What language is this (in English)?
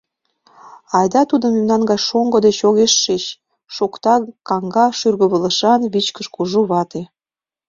Mari